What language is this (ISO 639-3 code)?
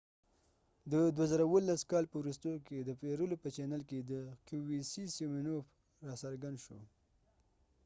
pus